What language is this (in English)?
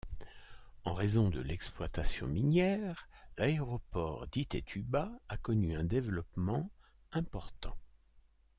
French